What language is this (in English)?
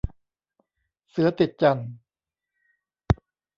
Thai